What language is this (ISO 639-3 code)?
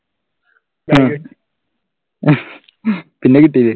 mal